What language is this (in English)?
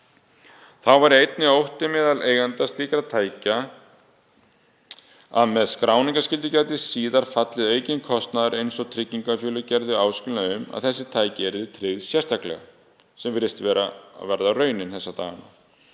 Icelandic